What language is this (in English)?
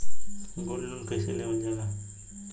Bhojpuri